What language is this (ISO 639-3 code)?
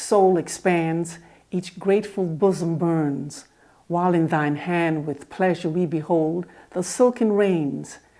eng